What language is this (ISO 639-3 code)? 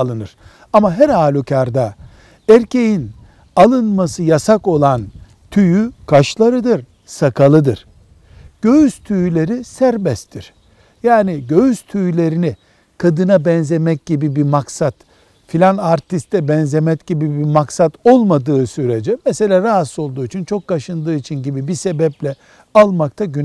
tur